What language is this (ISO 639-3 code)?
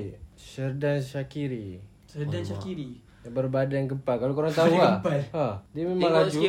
msa